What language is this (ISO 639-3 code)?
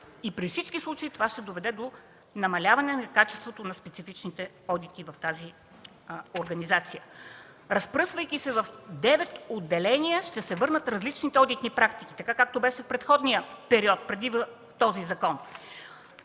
bul